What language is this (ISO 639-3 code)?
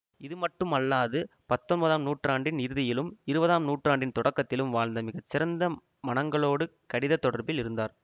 tam